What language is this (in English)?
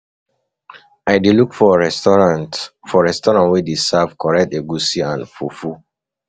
Nigerian Pidgin